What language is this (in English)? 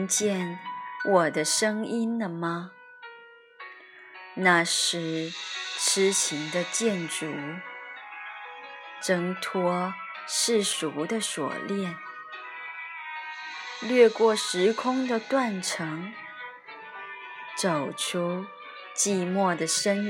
Chinese